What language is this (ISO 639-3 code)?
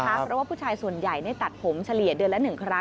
tha